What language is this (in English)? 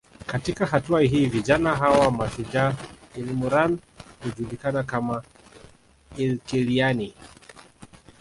Swahili